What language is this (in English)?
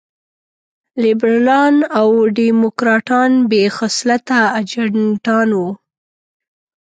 Pashto